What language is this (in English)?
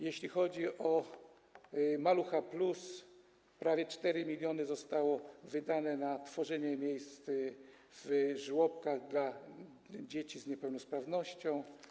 Polish